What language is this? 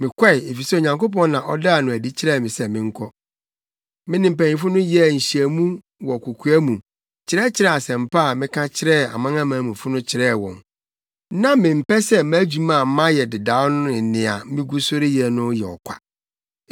Akan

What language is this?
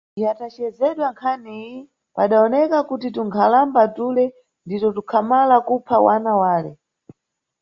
Nyungwe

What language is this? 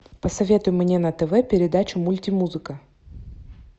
Russian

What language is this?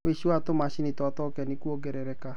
Kikuyu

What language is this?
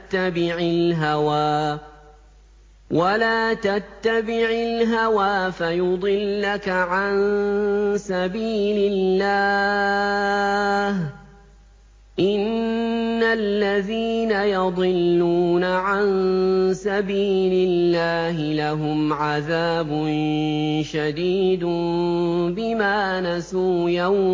Arabic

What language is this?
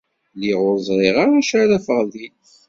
Kabyle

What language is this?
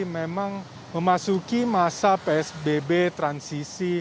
Indonesian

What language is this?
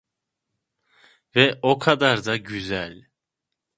Turkish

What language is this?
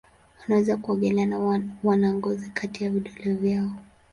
Swahili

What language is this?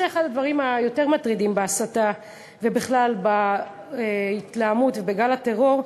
Hebrew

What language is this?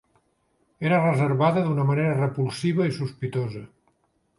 Catalan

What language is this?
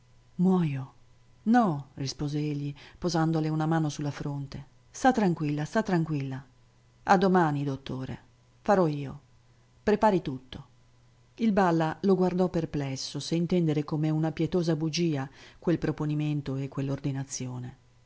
Italian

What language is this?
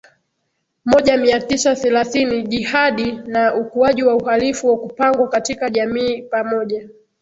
Swahili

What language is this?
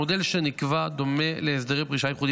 Hebrew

